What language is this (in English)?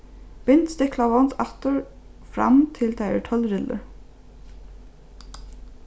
Faroese